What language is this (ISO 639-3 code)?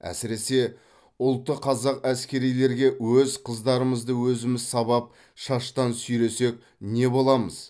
kaz